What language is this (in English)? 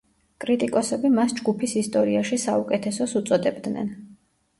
Georgian